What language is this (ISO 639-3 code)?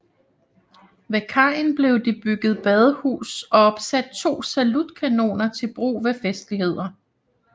dan